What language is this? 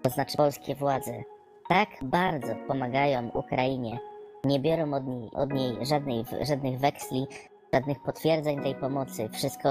Polish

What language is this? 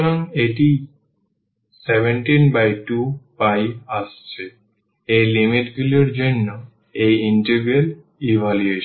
Bangla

